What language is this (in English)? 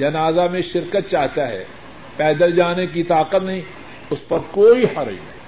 Urdu